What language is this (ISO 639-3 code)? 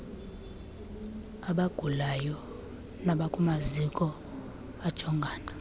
xho